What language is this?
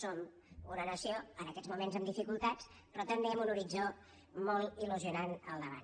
Catalan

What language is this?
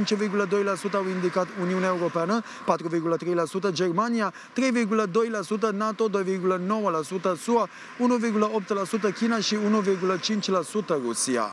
Romanian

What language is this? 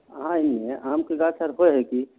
Maithili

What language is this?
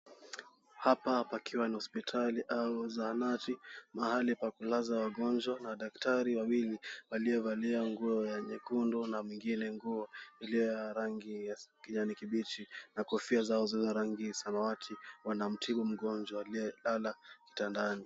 Swahili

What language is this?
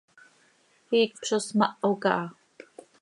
Seri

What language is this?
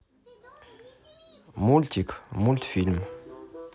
Russian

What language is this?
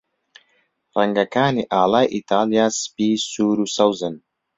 Central Kurdish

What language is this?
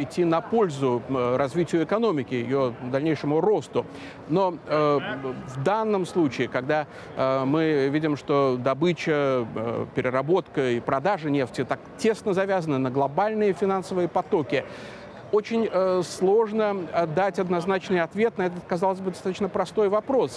Russian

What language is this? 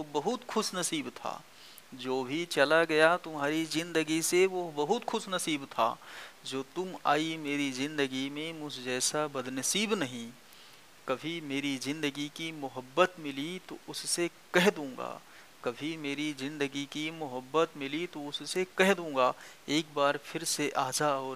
Hindi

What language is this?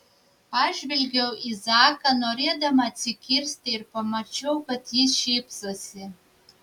Lithuanian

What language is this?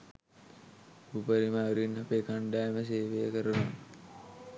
Sinhala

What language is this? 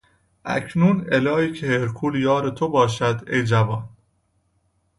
Persian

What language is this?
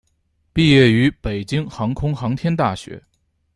Chinese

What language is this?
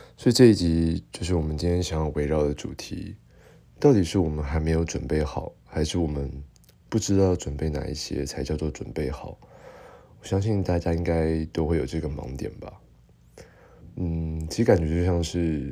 Chinese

